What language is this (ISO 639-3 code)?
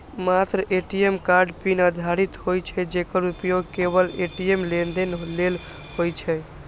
mai